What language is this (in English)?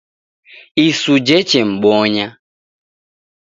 Taita